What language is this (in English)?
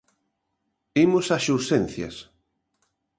Galician